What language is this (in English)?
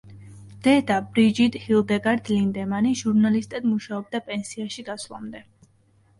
Georgian